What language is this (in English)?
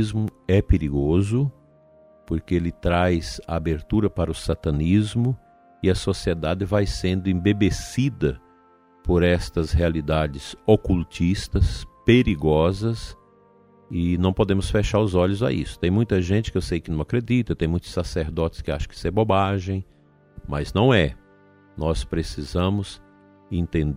Portuguese